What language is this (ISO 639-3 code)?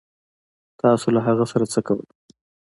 pus